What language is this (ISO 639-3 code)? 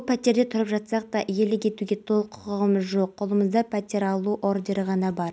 kaz